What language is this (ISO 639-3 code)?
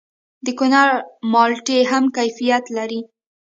pus